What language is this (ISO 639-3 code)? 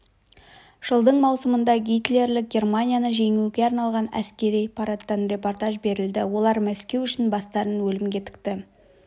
kaz